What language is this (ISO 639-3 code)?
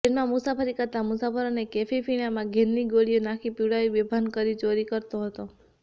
guj